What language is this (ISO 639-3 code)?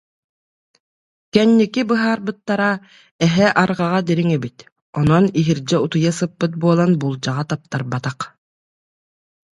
sah